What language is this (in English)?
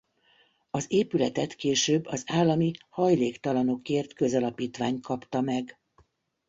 Hungarian